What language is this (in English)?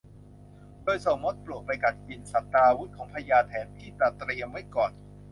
Thai